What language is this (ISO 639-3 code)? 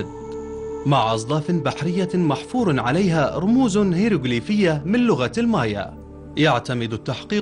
ara